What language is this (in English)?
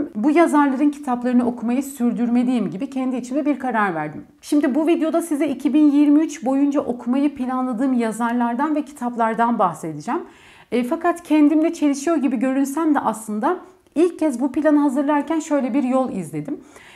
Turkish